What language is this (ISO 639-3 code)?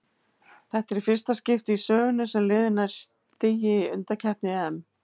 isl